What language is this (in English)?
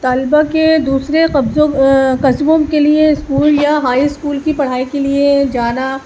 Urdu